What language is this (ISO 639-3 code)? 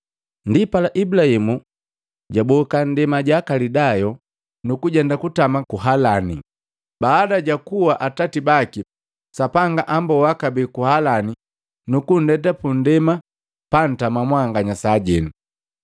mgv